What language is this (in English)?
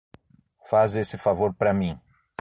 Portuguese